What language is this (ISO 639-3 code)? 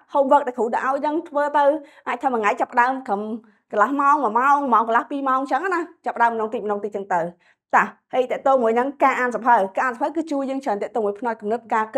vie